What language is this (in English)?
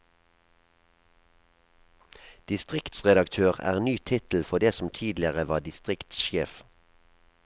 Norwegian